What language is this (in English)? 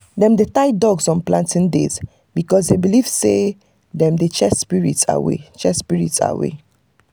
Nigerian Pidgin